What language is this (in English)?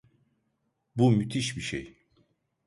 Turkish